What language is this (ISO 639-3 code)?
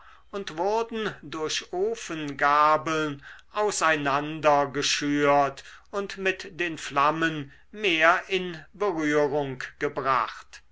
deu